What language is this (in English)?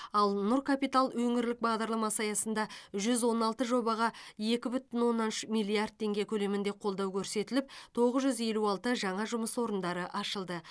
Kazakh